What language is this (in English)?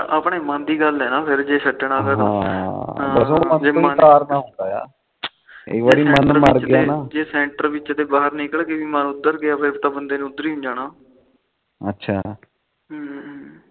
Punjabi